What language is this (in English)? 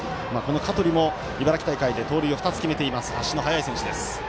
Japanese